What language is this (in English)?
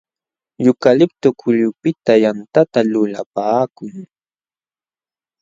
Jauja Wanca Quechua